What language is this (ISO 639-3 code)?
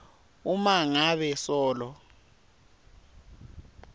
ssw